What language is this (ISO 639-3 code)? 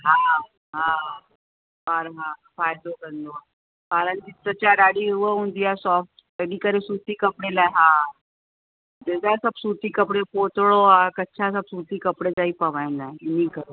snd